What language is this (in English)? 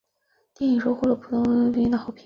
Chinese